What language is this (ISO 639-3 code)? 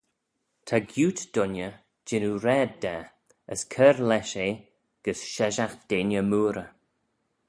glv